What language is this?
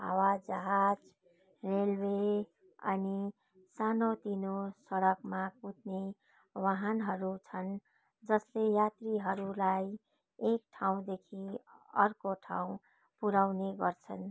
Nepali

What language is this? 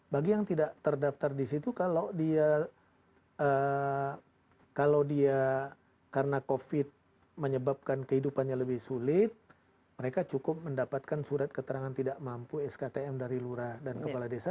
Indonesian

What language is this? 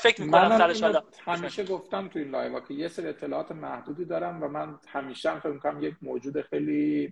Persian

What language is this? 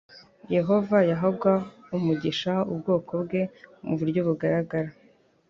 Kinyarwanda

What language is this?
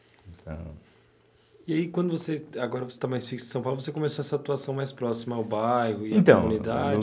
Portuguese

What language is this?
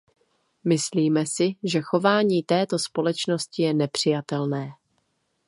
Czech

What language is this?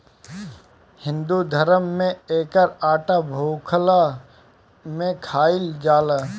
Bhojpuri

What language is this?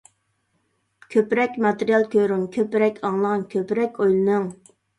Uyghur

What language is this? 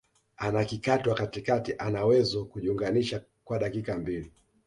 Swahili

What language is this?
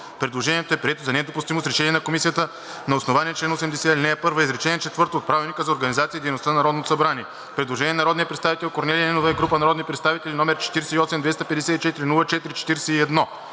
Bulgarian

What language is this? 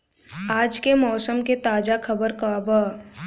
Bhojpuri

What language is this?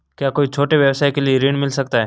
Hindi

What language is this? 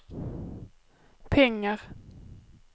Swedish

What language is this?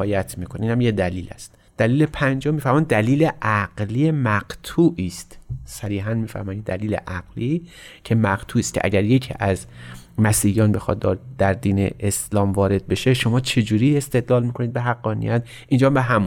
Persian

